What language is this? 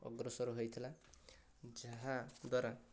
Odia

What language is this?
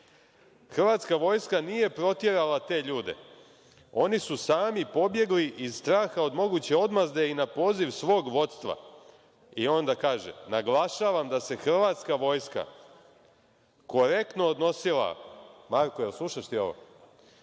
Serbian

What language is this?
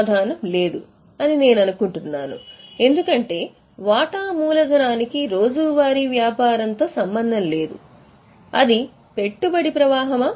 Telugu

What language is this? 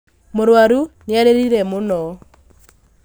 Kikuyu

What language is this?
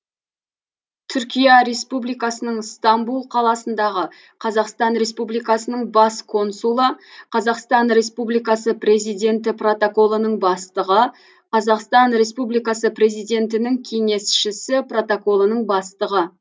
Kazakh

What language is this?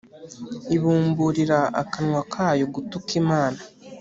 Kinyarwanda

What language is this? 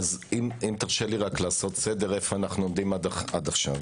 Hebrew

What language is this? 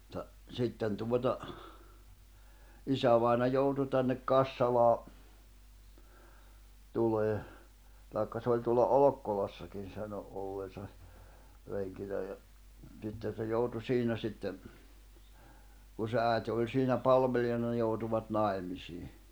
Finnish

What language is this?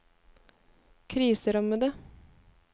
Norwegian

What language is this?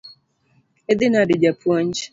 Luo (Kenya and Tanzania)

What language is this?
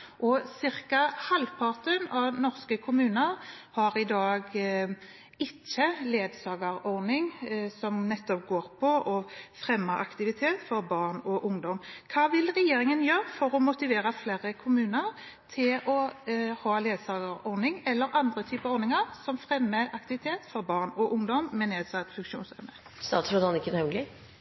Norwegian Bokmål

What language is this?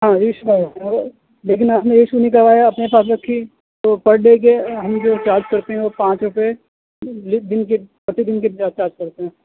Urdu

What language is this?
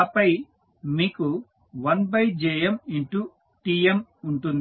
Telugu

